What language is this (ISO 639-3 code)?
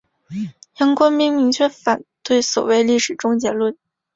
zho